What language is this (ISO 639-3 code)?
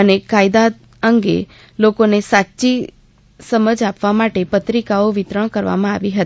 guj